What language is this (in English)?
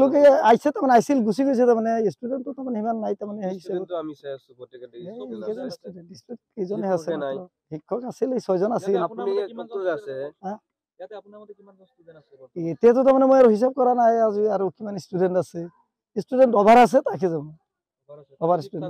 Arabic